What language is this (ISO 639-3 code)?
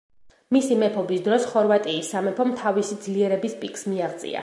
kat